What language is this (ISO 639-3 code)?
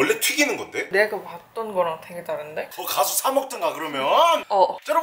kor